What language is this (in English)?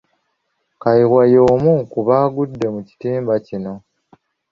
Ganda